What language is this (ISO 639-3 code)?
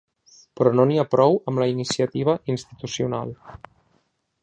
cat